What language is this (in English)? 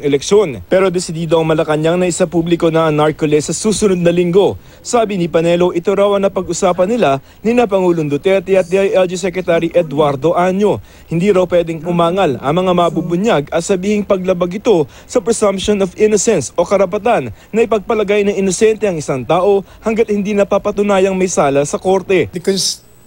Filipino